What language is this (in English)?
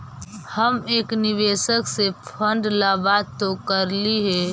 Magahi